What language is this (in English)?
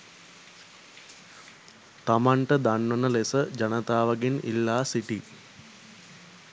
Sinhala